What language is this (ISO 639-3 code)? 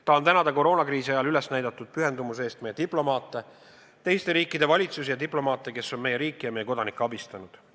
est